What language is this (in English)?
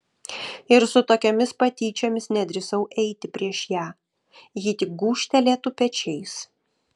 Lithuanian